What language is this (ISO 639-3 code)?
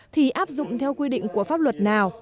vie